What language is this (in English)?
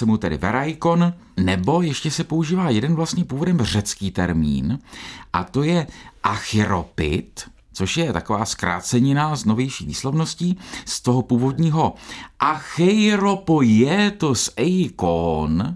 Czech